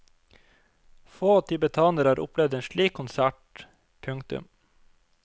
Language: Norwegian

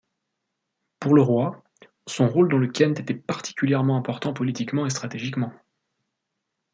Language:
French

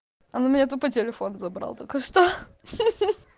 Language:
Russian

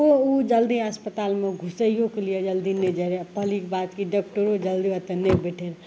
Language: Maithili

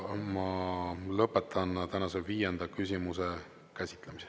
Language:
Estonian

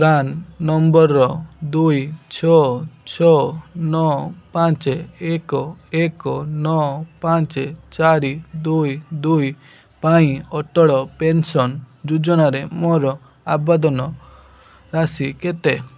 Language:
Odia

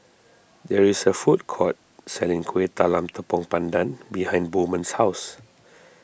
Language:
English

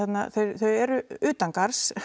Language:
Icelandic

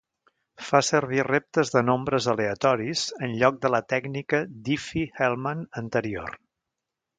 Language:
Catalan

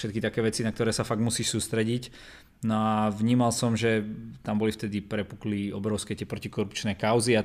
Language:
Slovak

